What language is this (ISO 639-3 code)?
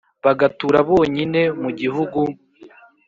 kin